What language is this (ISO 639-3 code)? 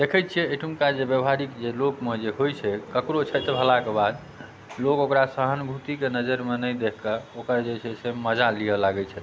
mai